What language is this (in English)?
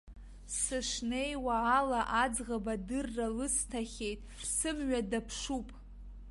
Abkhazian